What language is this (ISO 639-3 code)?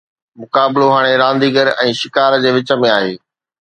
snd